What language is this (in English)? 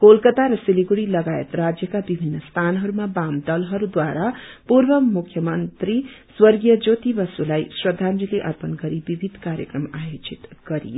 Nepali